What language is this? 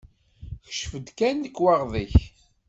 Kabyle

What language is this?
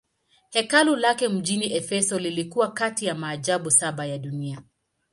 Swahili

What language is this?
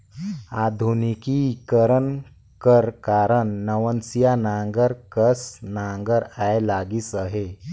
Chhattisgarhi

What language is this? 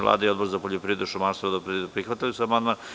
Serbian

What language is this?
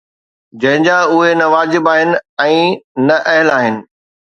Sindhi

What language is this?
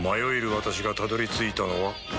Japanese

